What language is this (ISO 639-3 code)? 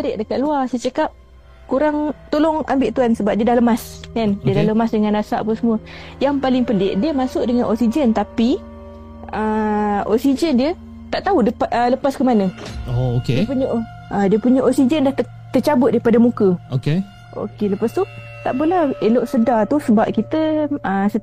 msa